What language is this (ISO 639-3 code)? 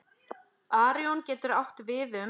isl